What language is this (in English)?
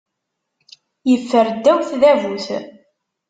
Kabyle